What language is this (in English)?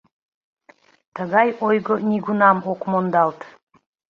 Mari